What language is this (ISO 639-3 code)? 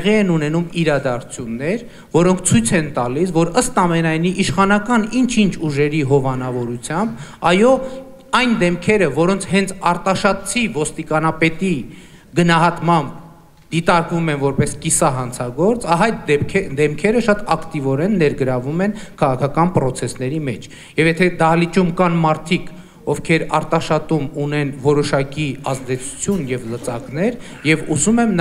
ron